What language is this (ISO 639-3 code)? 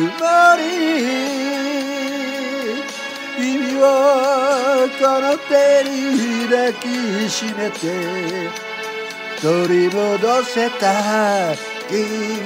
ara